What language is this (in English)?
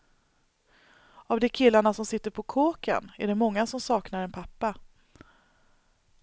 Swedish